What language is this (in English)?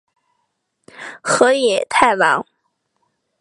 Chinese